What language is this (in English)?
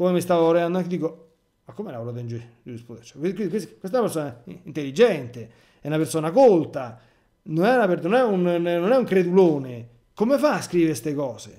Italian